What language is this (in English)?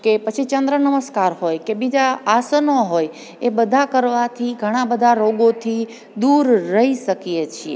Gujarati